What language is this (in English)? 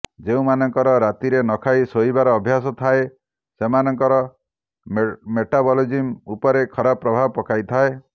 Odia